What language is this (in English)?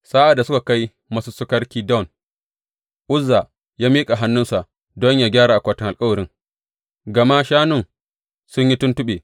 Hausa